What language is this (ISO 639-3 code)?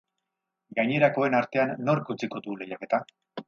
eus